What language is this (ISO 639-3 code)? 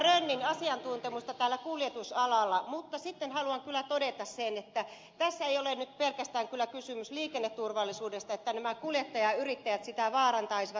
fin